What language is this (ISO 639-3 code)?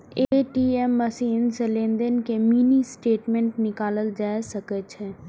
mai